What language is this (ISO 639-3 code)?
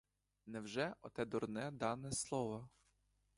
ukr